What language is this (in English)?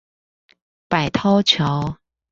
Chinese